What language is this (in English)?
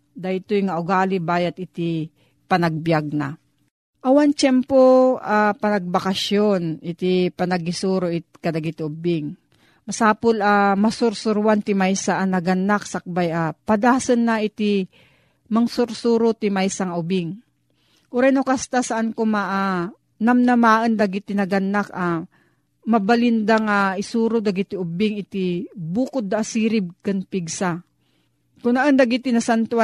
Filipino